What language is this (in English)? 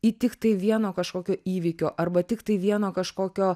Lithuanian